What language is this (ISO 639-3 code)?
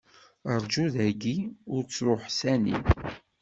kab